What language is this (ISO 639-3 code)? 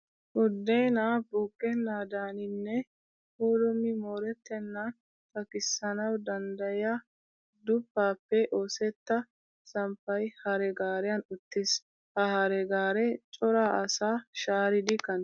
wal